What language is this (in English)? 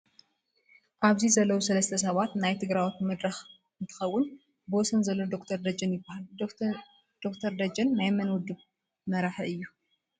Tigrinya